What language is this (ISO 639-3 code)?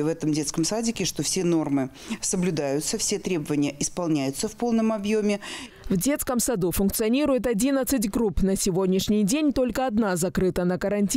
rus